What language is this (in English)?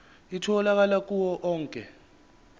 Zulu